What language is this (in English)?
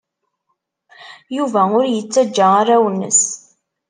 Kabyle